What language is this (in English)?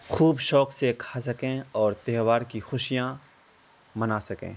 Urdu